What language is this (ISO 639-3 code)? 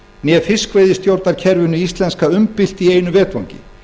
isl